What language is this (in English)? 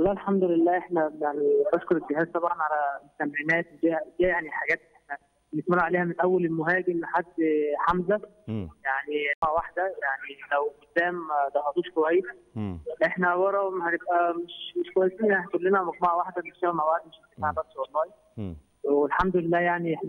Arabic